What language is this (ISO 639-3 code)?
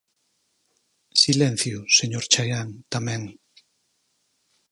glg